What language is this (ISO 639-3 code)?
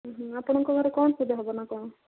ori